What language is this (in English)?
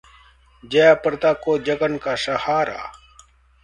Hindi